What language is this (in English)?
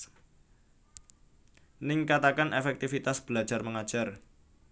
Javanese